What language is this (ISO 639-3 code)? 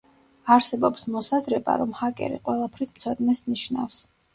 kat